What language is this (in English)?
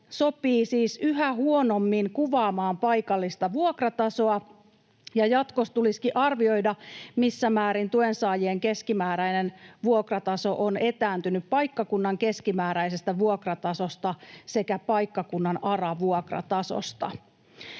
Finnish